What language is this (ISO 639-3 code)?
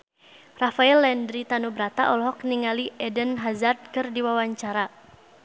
sun